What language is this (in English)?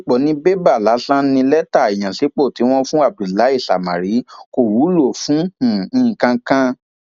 Yoruba